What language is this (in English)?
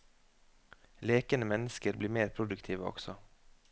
Norwegian